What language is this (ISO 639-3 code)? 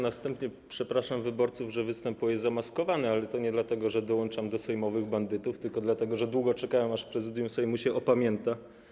pol